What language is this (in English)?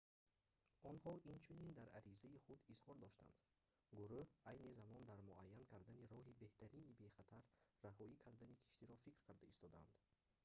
Tajik